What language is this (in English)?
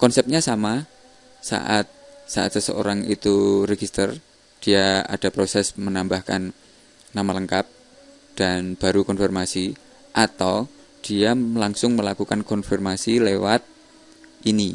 Indonesian